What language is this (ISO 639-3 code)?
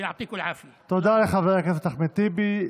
heb